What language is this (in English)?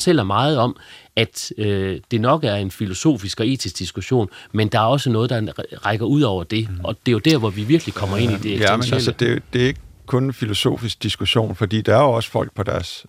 Danish